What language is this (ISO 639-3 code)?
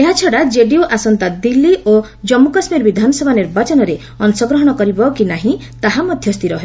ori